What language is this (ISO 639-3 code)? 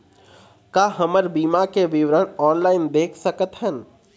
hne